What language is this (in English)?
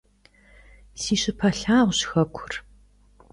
Kabardian